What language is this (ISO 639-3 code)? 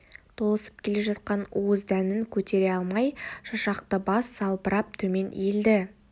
kaz